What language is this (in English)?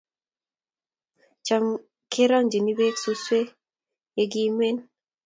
Kalenjin